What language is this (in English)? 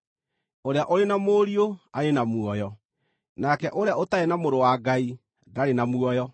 Kikuyu